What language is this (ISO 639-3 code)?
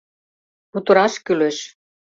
chm